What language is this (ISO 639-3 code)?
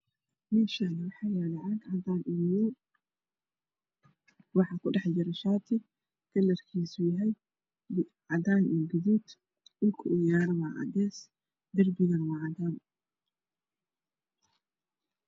som